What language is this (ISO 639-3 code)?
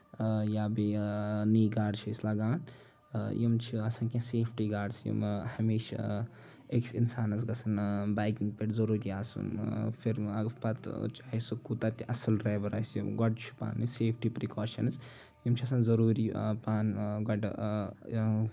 kas